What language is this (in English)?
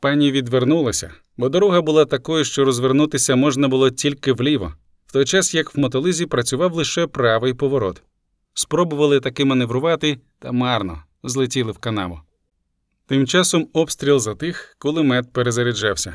Ukrainian